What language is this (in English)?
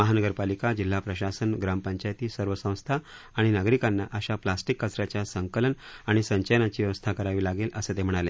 Marathi